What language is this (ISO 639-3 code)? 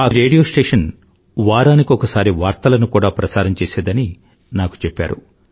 tel